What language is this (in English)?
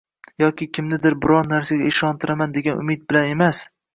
Uzbek